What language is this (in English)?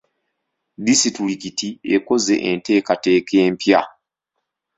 Ganda